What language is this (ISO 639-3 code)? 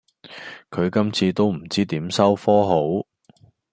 yue